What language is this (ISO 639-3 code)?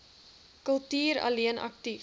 afr